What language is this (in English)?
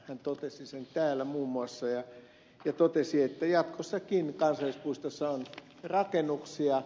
Finnish